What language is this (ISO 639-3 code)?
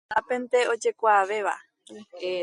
grn